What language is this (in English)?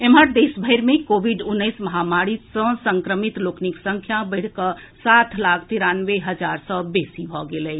Maithili